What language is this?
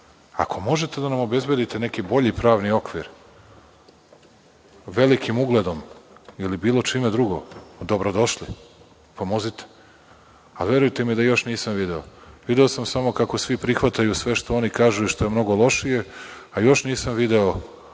Serbian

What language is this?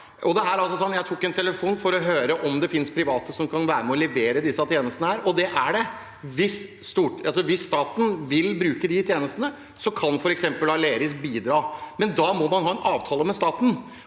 Norwegian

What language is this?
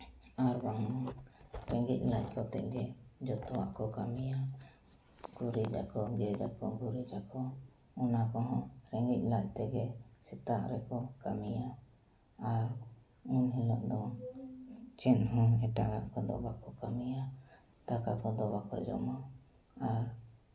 Santali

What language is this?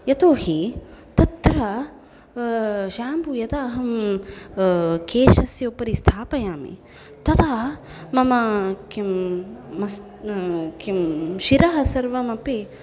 Sanskrit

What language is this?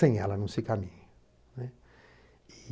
Portuguese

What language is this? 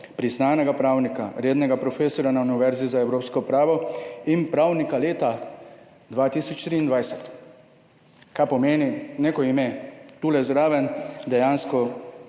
Slovenian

